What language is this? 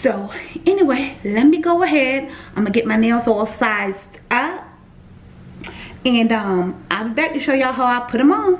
English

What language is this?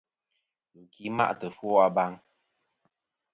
Kom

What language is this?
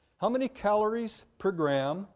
English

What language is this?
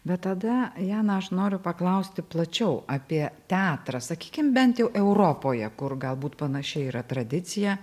Lithuanian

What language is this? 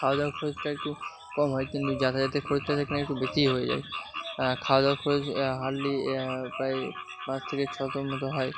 Bangla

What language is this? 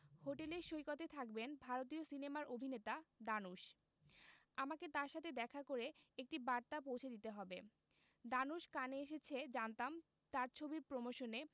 Bangla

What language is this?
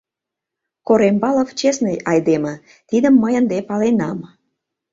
Mari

